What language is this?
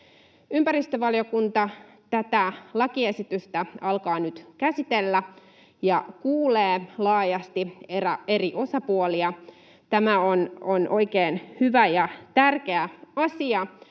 Finnish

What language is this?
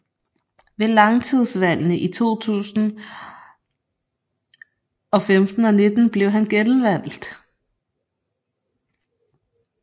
Danish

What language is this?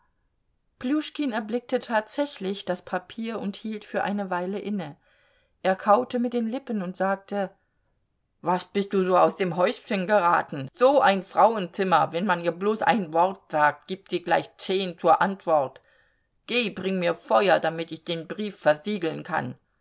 German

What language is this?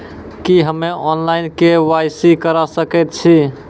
Maithili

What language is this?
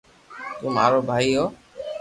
Loarki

